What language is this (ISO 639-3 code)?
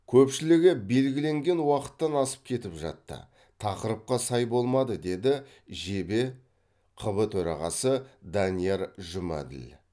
kaz